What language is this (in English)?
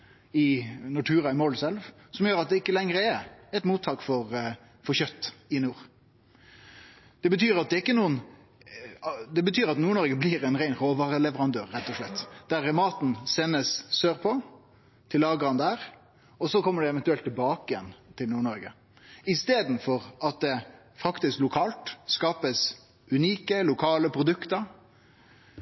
Norwegian Nynorsk